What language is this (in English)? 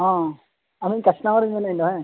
Santali